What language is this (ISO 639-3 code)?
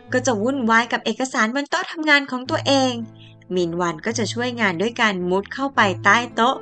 tha